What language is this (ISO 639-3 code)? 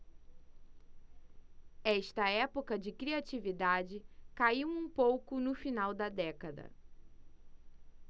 por